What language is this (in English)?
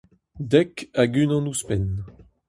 Breton